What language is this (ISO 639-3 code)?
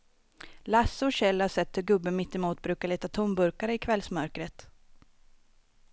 swe